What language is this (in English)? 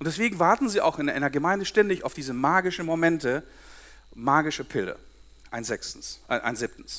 German